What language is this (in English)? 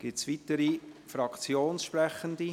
Swiss German